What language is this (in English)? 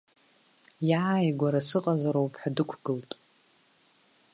Abkhazian